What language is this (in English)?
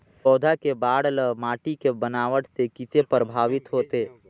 Chhattisgarhi